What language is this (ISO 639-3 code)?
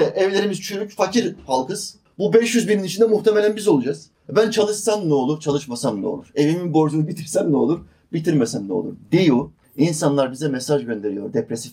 tur